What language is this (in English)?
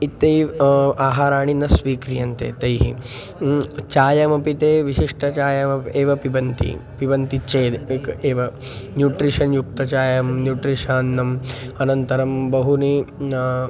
Sanskrit